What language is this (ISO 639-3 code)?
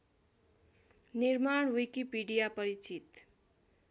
nep